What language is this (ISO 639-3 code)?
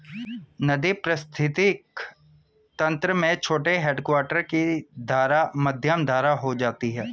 hin